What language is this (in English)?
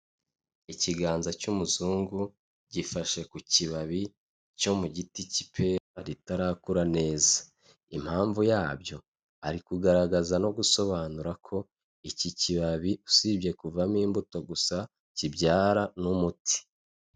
Kinyarwanda